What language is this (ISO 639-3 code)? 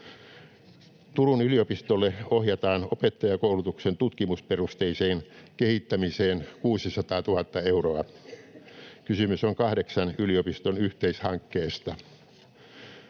fin